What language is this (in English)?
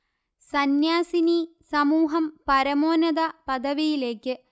Malayalam